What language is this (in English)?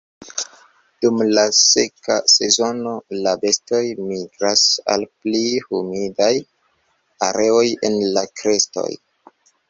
Esperanto